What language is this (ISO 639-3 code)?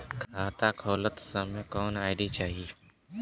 bho